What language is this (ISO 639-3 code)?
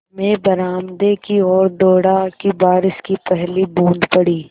hin